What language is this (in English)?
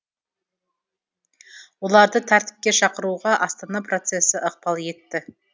Kazakh